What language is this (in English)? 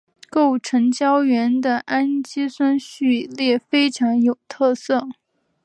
Chinese